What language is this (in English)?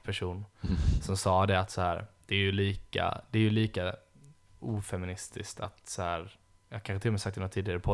Swedish